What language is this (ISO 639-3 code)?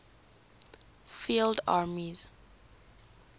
eng